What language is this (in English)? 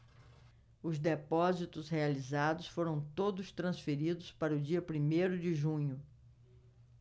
Portuguese